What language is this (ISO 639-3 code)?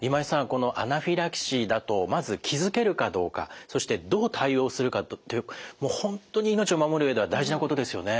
jpn